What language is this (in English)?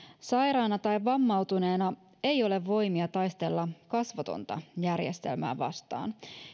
Finnish